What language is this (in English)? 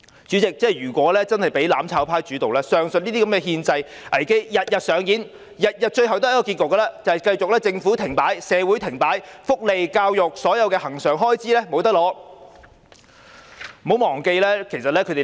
Cantonese